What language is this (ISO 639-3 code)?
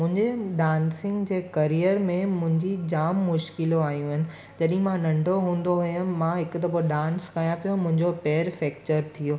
snd